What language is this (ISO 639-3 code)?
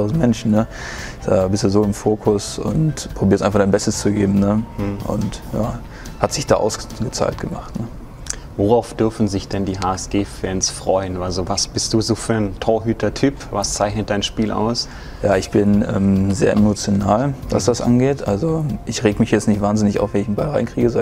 deu